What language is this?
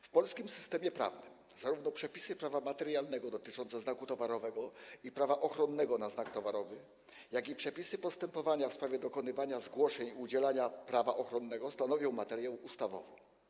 Polish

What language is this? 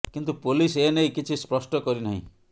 Odia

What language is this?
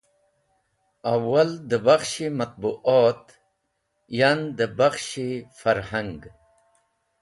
Wakhi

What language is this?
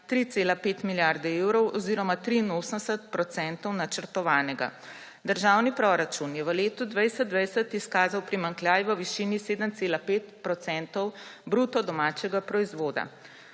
Slovenian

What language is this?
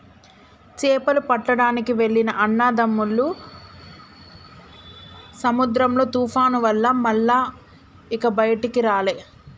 Telugu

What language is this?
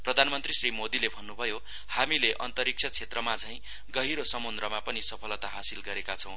Nepali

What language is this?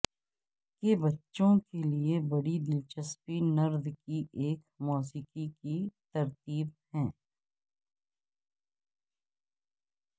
Urdu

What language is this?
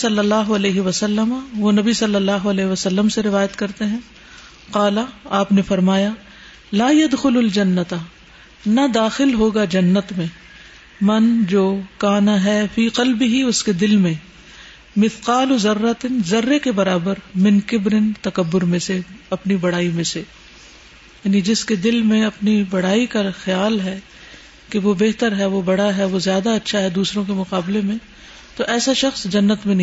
Urdu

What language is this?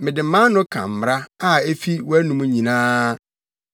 Akan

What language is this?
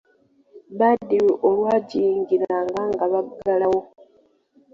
Ganda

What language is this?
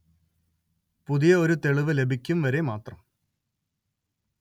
Malayalam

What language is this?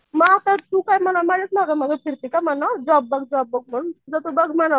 Marathi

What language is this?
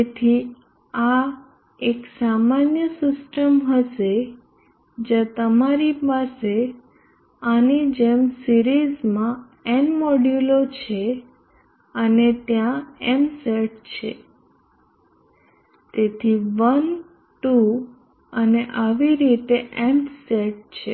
Gujarati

